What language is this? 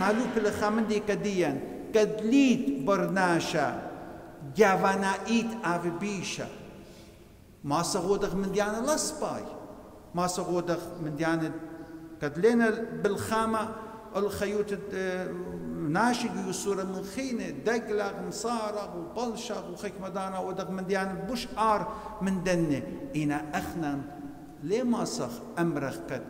Arabic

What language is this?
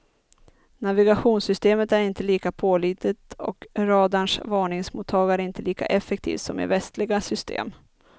Swedish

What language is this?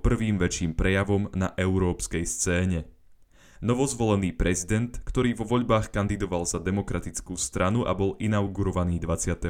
Slovak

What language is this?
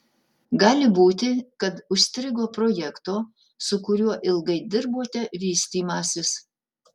Lithuanian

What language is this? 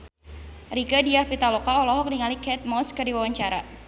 Sundanese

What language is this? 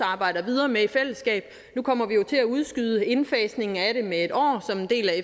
Danish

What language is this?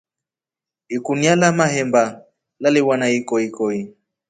Rombo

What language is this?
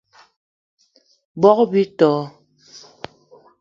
Eton (Cameroon)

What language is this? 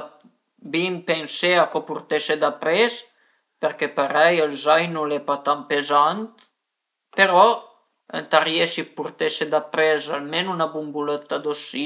Piedmontese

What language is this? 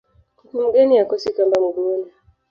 Swahili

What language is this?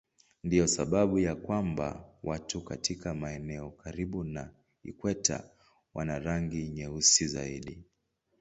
Swahili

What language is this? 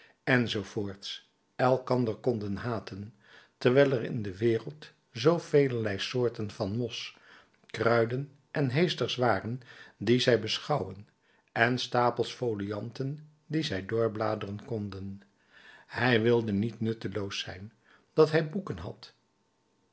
Dutch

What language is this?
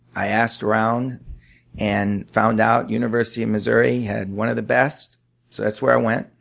English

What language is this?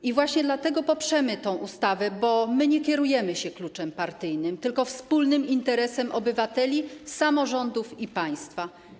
Polish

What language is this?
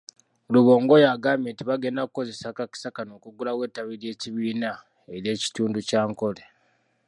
Ganda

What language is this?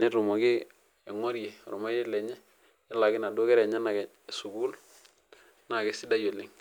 Masai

